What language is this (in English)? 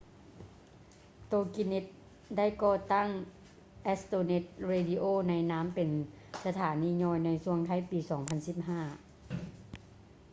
Lao